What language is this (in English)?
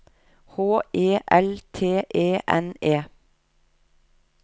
Norwegian